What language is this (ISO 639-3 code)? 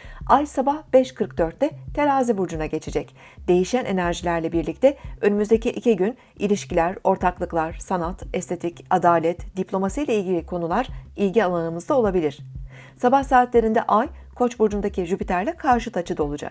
tur